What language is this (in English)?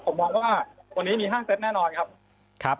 Thai